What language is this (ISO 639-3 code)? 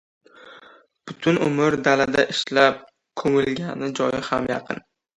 uzb